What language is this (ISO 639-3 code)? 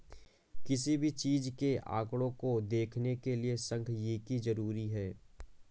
hin